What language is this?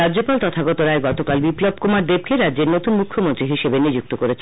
Bangla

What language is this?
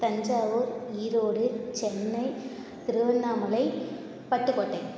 Tamil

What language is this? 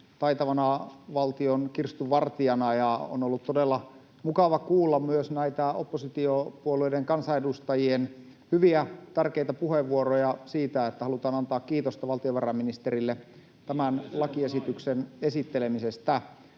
Finnish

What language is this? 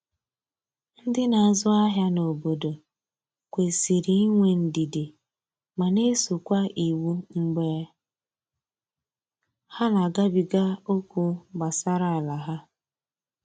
Igbo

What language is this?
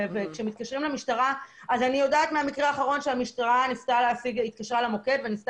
Hebrew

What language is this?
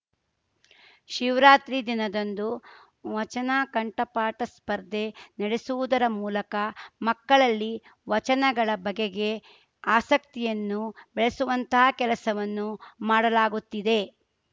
Kannada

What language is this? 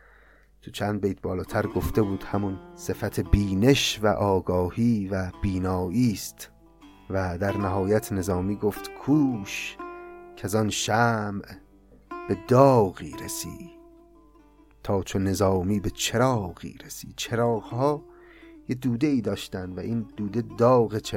Persian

